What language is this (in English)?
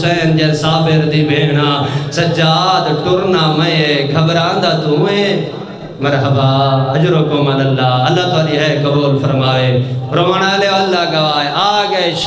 Arabic